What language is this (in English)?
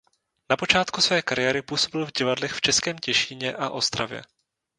Czech